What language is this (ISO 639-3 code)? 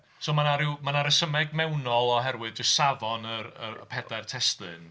cym